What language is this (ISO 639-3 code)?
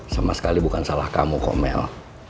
ind